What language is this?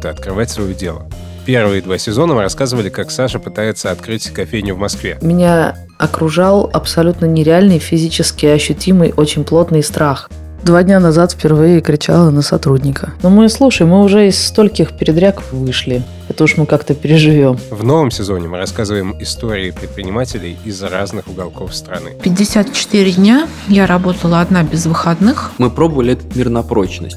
Russian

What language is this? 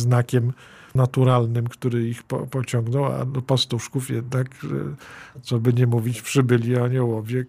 Polish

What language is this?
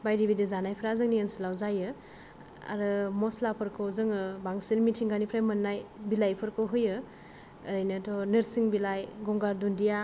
Bodo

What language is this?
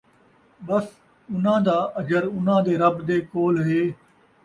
Saraiki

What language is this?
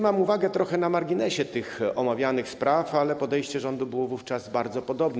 Polish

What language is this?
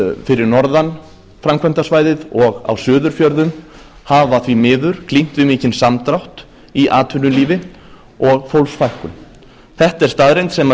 Icelandic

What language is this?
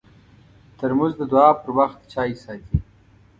Pashto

